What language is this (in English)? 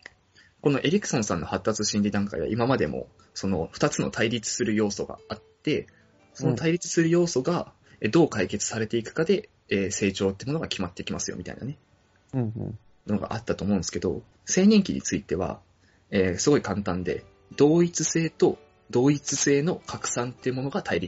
Japanese